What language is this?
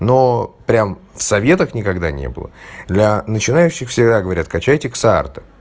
Russian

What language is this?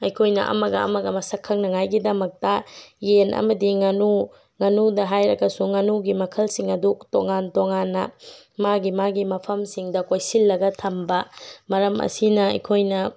Manipuri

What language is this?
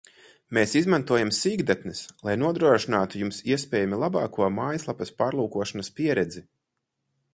Latvian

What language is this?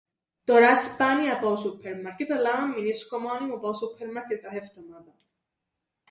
Greek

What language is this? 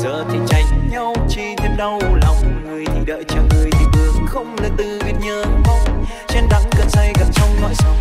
Vietnamese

